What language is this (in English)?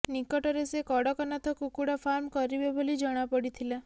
Odia